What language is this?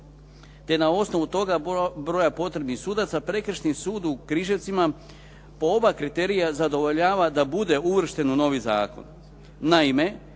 Croatian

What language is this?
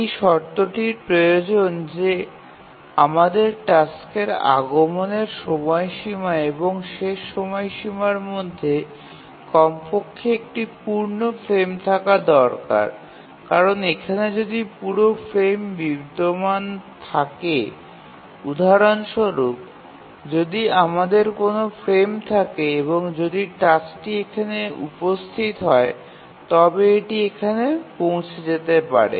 Bangla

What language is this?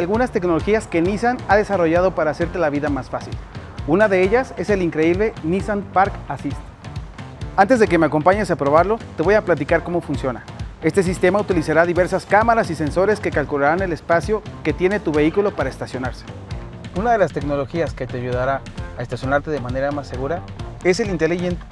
Spanish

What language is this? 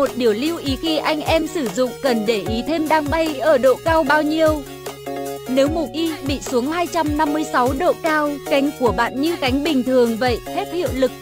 Vietnamese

